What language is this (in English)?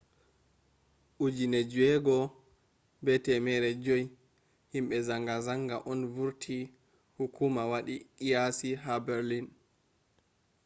Fula